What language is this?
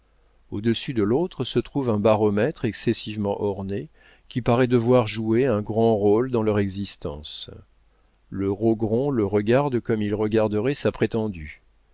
French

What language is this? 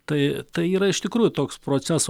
Lithuanian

